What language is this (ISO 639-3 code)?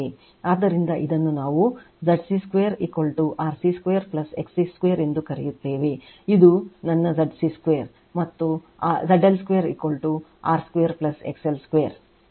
kan